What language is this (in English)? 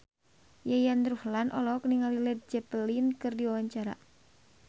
Sundanese